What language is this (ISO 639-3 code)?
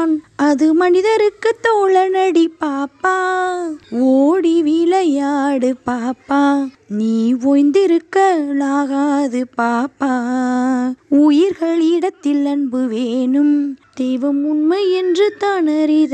tam